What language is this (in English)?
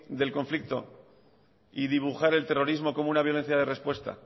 Spanish